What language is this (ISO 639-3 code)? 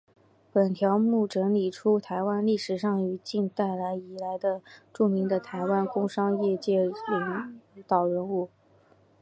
zho